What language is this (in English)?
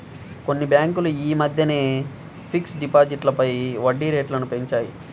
Telugu